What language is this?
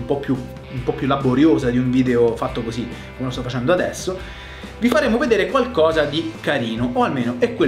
Italian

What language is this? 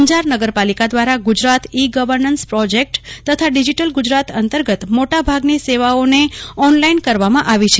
Gujarati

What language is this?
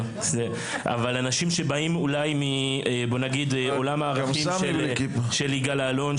Hebrew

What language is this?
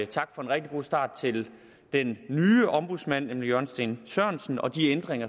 Danish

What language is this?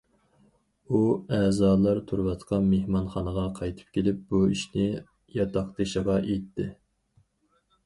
Uyghur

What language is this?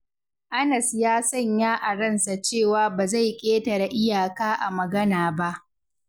Hausa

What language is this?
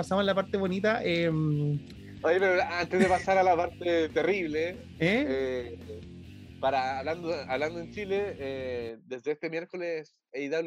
Spanish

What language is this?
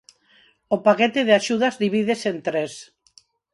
Galician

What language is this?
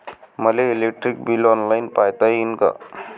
Marathi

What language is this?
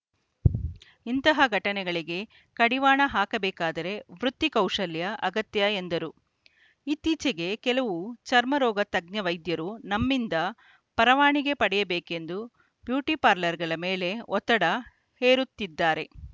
Kannada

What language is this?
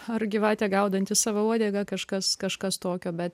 Lithuanian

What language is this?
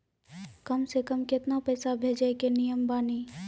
Maithili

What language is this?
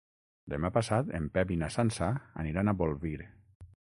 Catalan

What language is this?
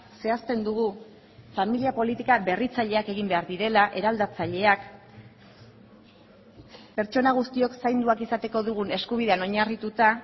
Basque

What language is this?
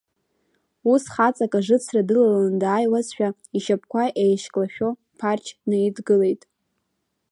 Abkhazian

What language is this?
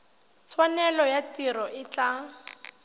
Tswana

